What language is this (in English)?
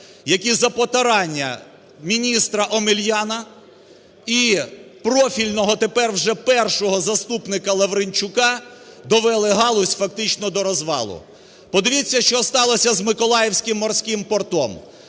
Ukrainian